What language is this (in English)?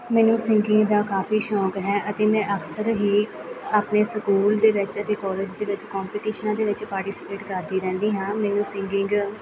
Punjabi